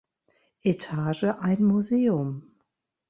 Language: German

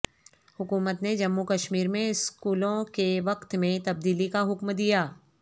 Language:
Urdu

